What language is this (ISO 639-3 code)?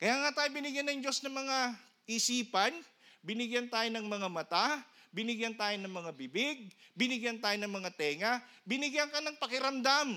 fil